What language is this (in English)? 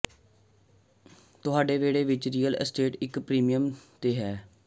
Punjabi